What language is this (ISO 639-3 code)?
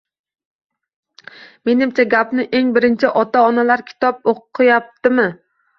uzb